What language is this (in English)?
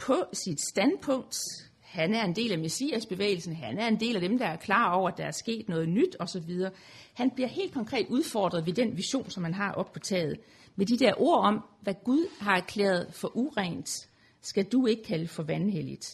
Danish